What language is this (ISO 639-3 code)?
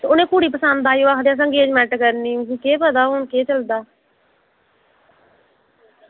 doi